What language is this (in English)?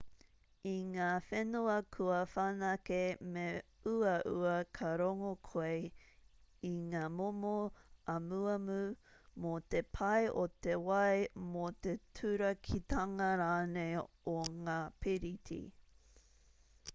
Māori